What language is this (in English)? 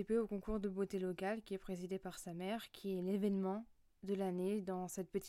French